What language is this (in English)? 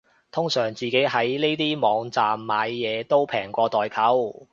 Cantonese